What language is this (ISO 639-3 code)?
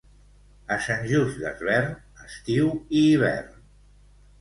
cat